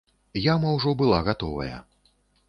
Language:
Belarusian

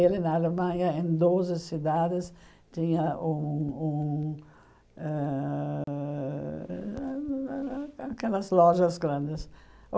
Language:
Portuguese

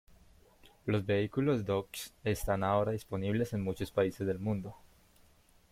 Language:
Spanish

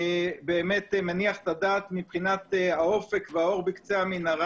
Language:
Hebrew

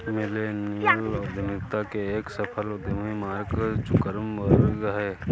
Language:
Hindi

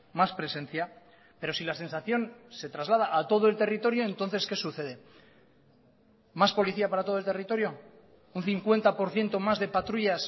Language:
Spanish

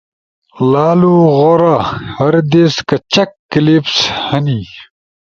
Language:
Ushojo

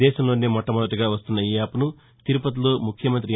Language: Telugu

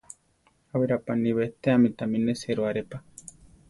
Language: Central Tarahumara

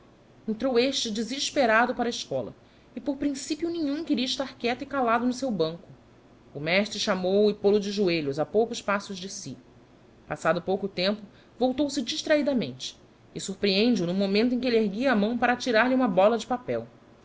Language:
Portuguese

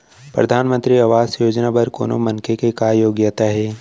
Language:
Chhattisgarhi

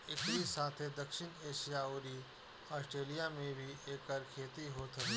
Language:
Bhojpuri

